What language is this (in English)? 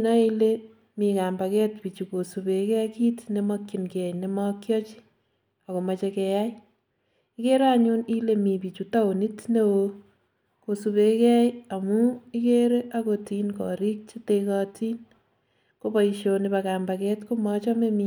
Kalenjin